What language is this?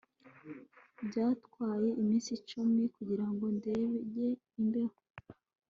Kinyarwanda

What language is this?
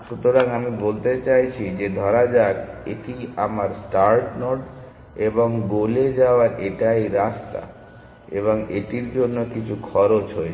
Bangla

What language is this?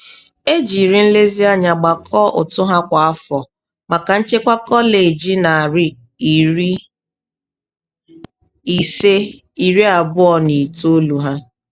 Igbo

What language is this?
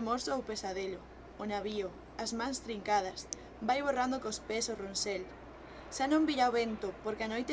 Galician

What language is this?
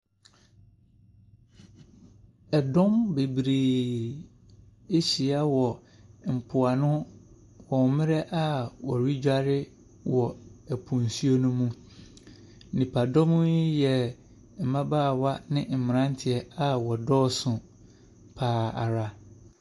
Akan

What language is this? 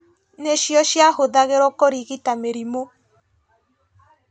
Kikuyu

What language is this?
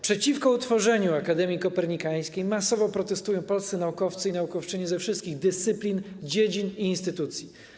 Polish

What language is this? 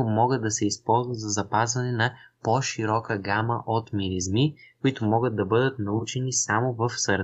Bulgarian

